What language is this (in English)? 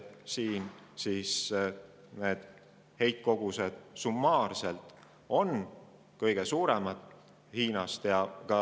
Estonian